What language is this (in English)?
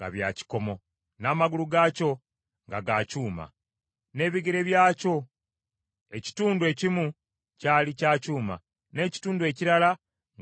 Ganda